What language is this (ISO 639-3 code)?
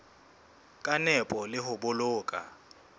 sot